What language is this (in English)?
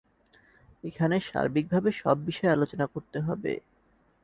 Bangla